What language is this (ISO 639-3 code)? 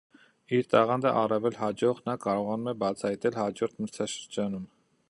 hye